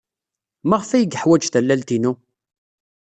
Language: Kabyle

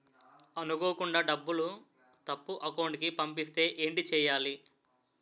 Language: Telugu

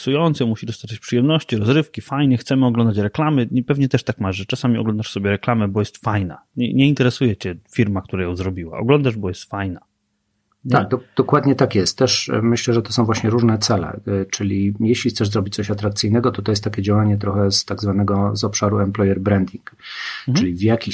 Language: Polish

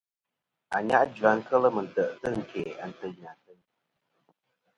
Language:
Kom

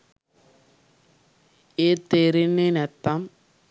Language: Sinhala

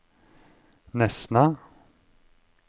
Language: Norwegian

